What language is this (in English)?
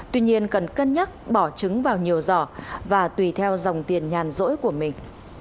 Vietnamese